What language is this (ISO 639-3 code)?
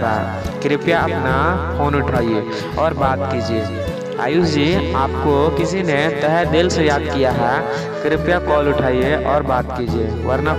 hin